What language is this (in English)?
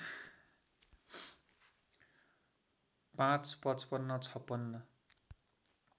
Nepali